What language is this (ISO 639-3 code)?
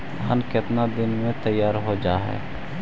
mag